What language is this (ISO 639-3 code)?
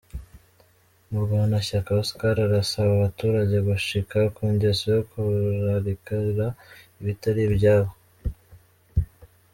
kin